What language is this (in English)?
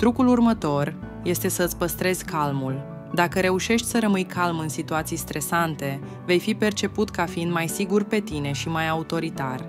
Romanian